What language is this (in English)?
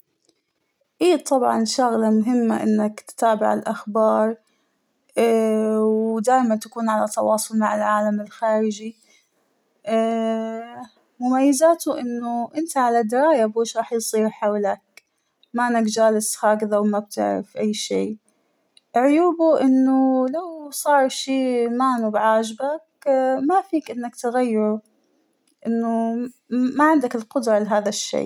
Hijazi Arabic